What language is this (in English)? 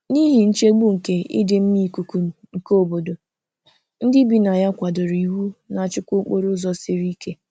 Igbo